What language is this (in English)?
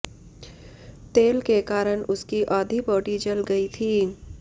Hindi